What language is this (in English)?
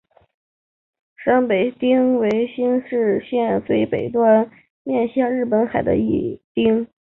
Chinese